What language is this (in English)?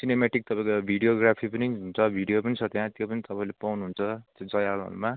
Nepali